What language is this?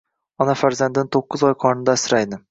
Uzbek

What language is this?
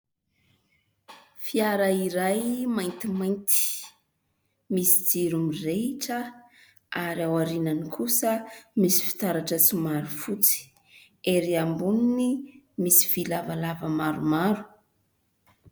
Malagasy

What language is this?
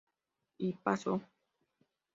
Spanish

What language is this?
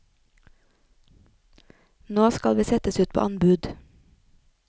Norwegian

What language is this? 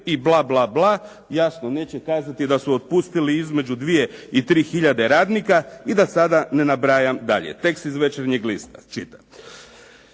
Croatian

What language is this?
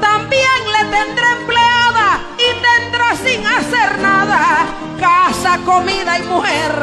Spanish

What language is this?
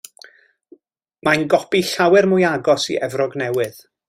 Welsh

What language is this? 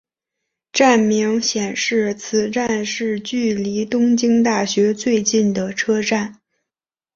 Chinese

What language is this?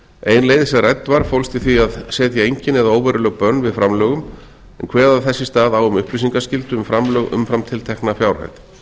Icelandic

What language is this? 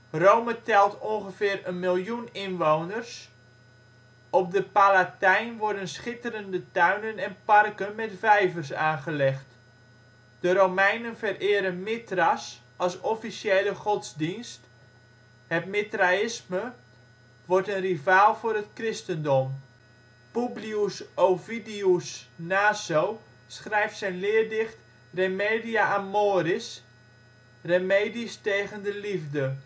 Dutch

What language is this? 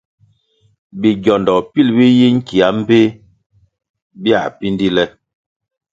Kwasio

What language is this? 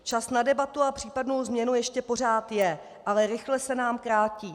Czech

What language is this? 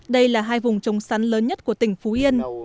Vietnamese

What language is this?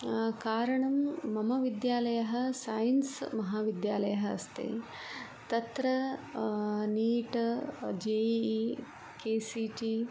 Sanskrit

